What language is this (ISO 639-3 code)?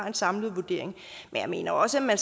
dan